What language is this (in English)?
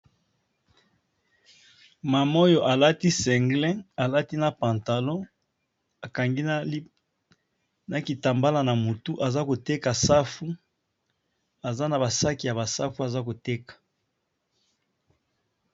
Lingala